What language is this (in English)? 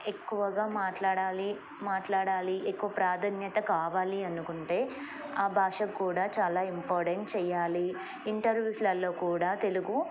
Telugu